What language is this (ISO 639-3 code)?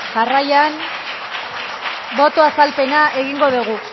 eus